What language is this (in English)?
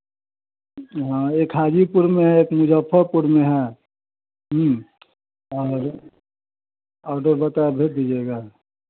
Hindi